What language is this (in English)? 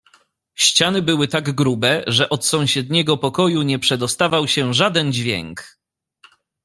Polish